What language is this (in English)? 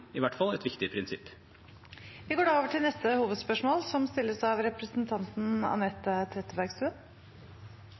Norwegian